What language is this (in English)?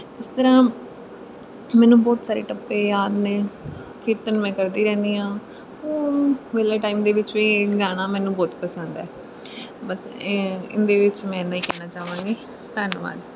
Punjabi